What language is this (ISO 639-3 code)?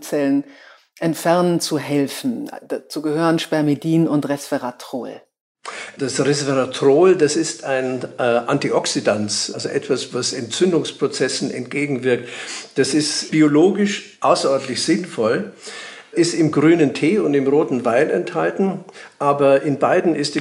deu